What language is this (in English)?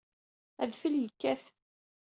Kabyle